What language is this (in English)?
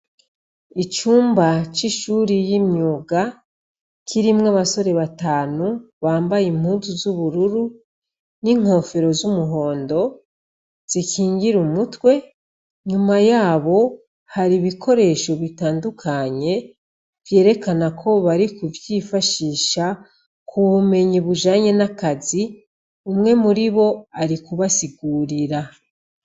Rundi